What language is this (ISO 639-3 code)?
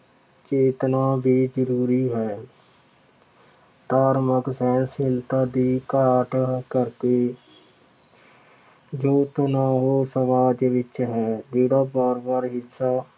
pan